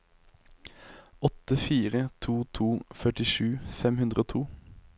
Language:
Norwegian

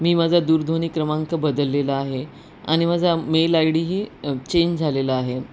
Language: Marathi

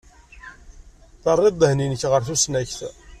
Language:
Kabyle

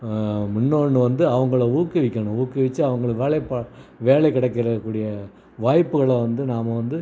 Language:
Tamil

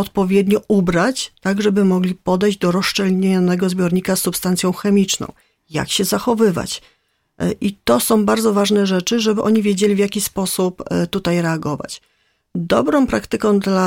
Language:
Polish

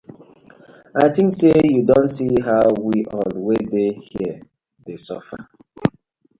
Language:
Nigerian Pidgin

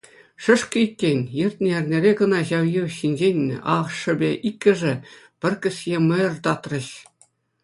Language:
Chuvash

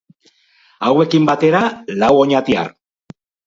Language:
Basque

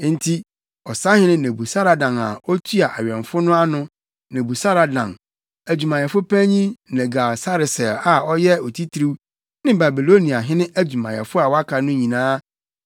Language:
Akan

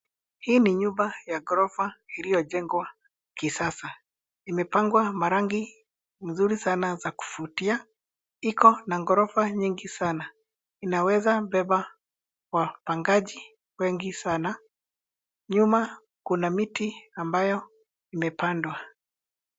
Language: Swahili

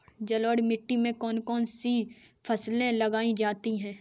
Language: Hindi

